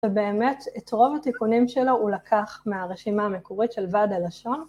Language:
Hebrew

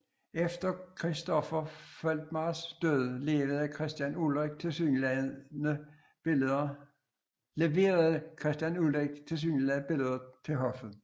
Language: Danish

